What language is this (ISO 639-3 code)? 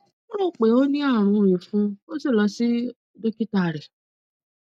yor